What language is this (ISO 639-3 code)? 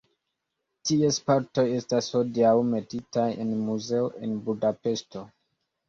epo